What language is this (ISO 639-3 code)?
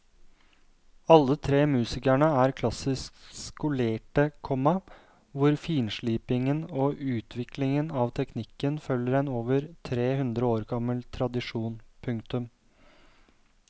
nor